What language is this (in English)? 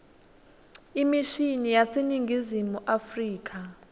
Swati